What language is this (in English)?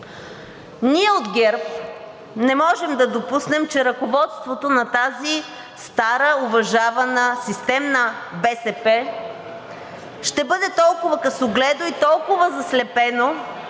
Bulgarian